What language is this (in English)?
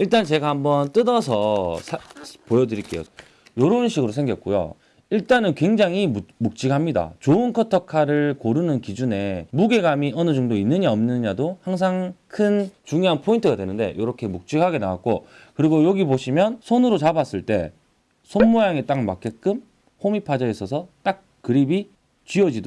Korean